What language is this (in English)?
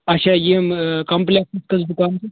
Kashmiri